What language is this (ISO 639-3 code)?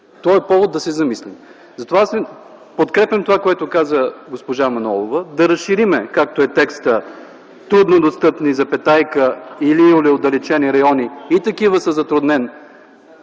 bul